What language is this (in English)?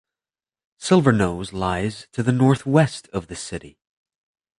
English